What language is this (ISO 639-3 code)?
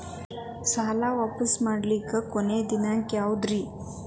kan